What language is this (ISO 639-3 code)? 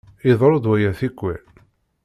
kab